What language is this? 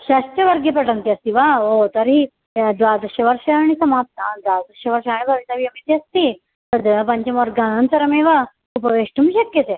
Sanskrit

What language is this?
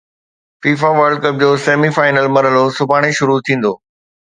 Sindhi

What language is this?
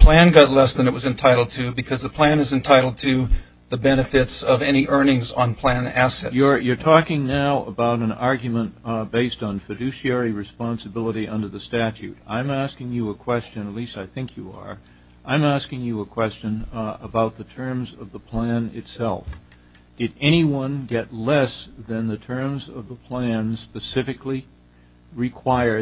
English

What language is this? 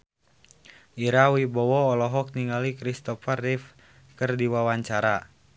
Sundanese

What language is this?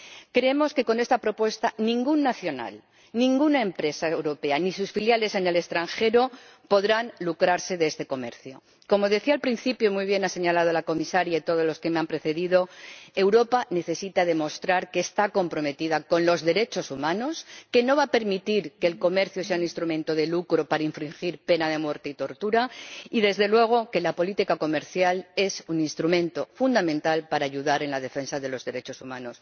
Spanish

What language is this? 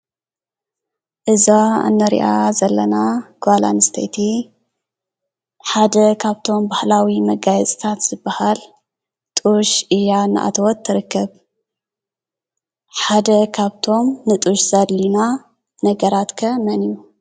Tigrinya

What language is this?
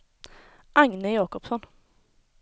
Swedish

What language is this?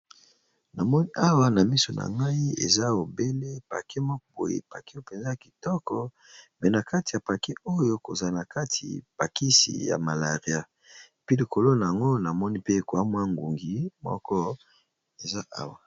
Lingala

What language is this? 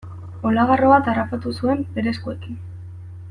Basque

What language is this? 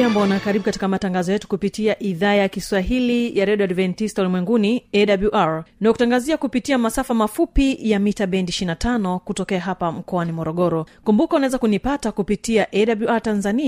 Swahili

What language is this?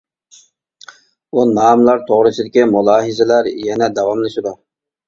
Uyghur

